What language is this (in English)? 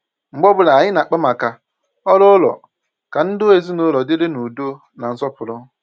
Igbo